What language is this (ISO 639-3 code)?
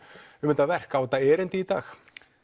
isl